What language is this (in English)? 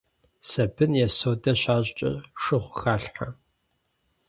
Kabardian